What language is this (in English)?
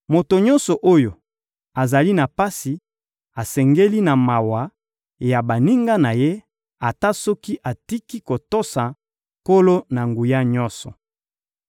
Lingala